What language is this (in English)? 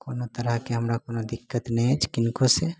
Maithili